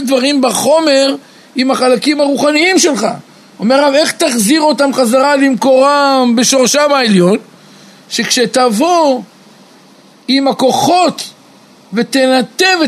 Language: Hebrew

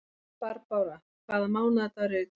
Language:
Icelandic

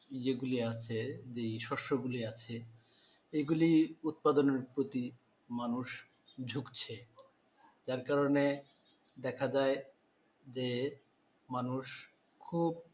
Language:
Bangla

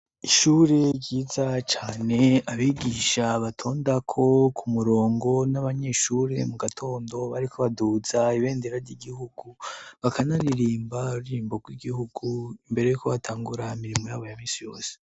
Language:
Rundi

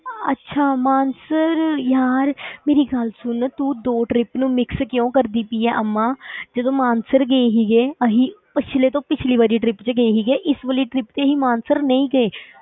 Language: Punjabi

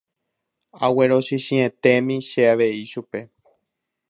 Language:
Guarani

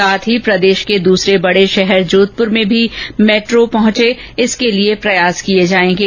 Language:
Hindi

